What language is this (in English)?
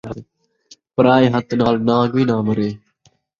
Saraiki